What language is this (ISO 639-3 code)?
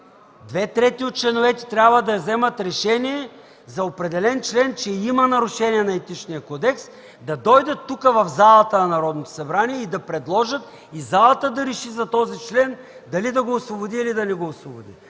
bul